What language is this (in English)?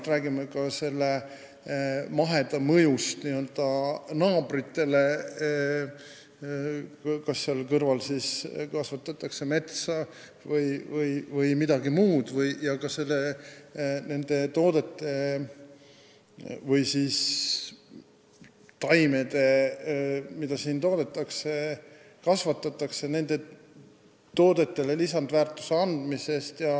Estonian